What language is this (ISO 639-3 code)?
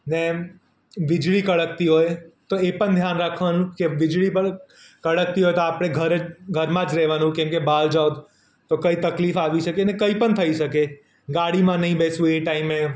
guj